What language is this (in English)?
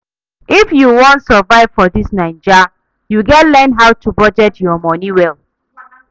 Nigerian Pidgin